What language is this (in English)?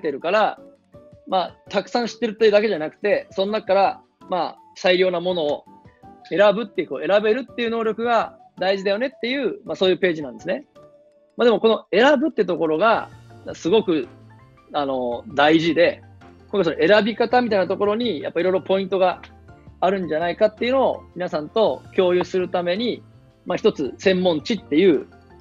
Japanese